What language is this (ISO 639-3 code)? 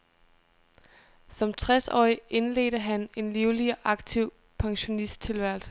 dan